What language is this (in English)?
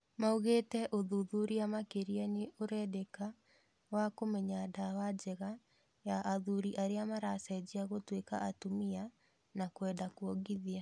Kikuyu